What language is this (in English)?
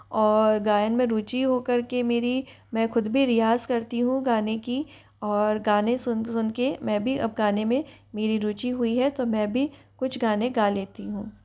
Hindi